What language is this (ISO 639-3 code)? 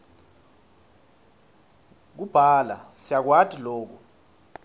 ssw